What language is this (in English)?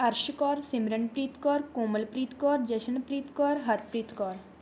Punjabi